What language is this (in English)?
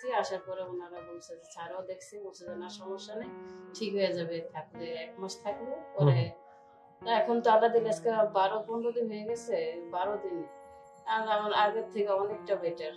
Bangla